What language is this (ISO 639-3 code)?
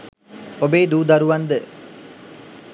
sin